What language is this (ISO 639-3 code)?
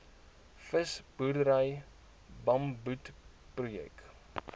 afr